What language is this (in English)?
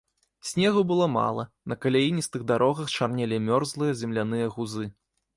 Belarusian